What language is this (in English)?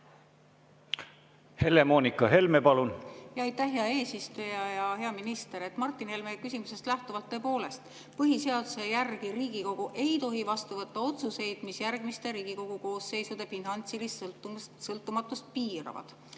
Estonian